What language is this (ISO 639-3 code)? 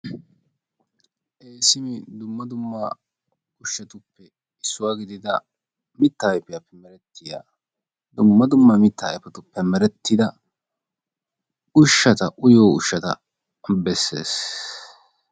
wal